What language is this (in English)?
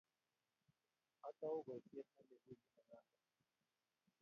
Kalenjin